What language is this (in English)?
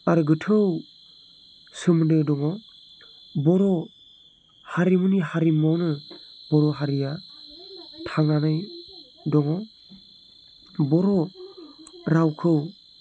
Bodo